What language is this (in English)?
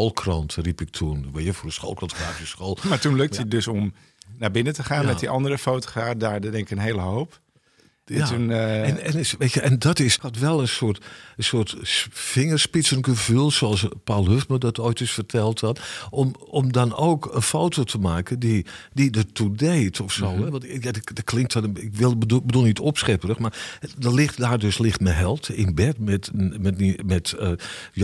Dutch